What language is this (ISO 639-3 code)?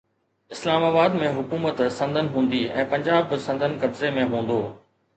snd